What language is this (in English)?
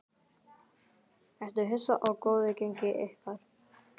Icelandic